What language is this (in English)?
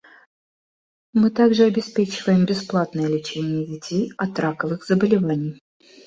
Russian